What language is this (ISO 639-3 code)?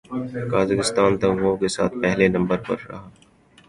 urd